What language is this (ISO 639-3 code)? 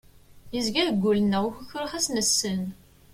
kab